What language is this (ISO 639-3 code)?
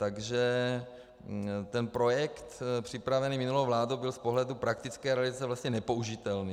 ces